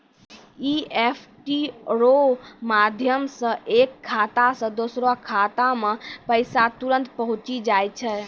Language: Maithili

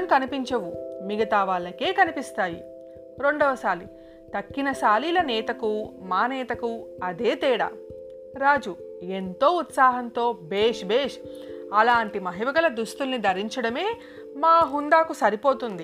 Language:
Telugu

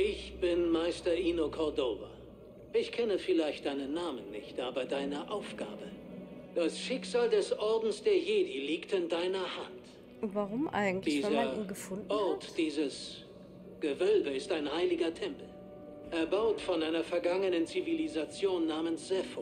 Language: German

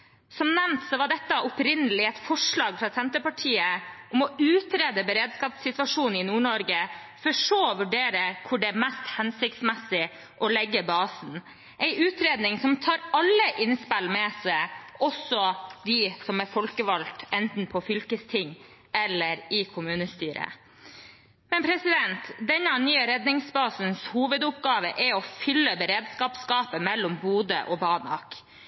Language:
Norwegian Bokmål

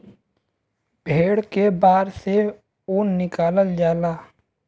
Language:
Bhojpuri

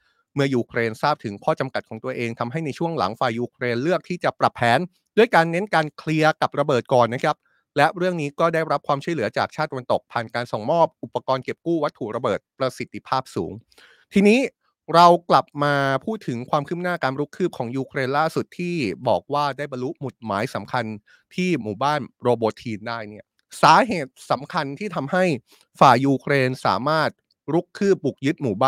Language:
Thai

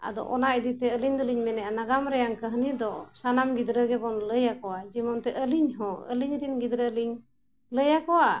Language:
Santali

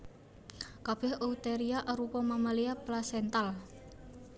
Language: Javanese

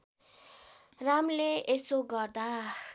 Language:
Nepali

